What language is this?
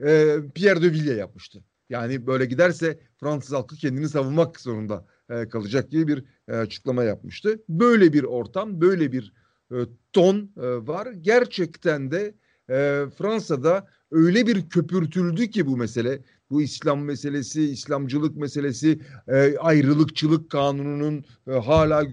Turkish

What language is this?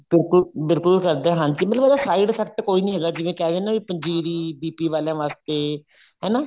Punjabi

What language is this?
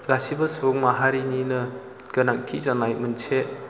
Bodo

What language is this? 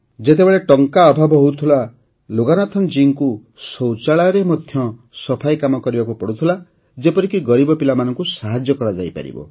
Odia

